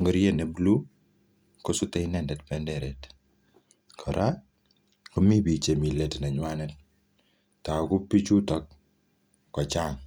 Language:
Kalenjin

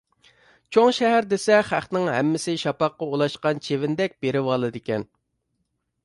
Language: Uyghur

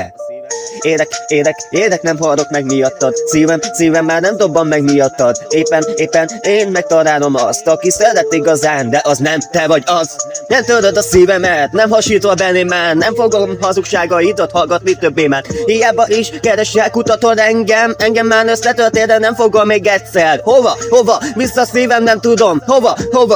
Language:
Hungarian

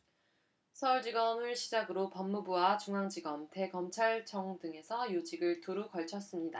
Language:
Korean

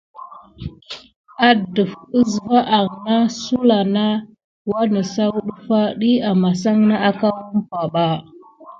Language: Gidar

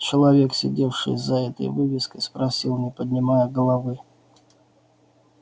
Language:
Russian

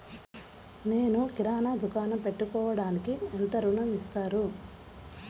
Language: Telugu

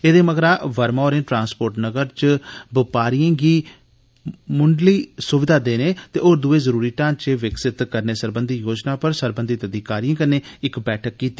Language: Dogri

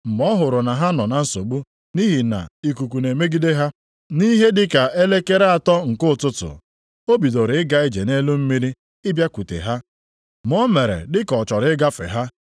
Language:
Igbo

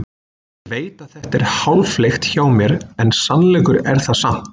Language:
Icelandic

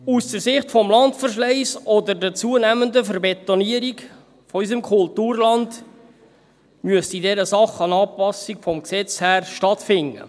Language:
Swiss German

